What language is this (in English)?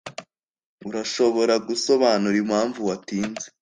Kinyarwanda